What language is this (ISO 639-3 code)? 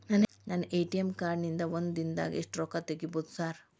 kan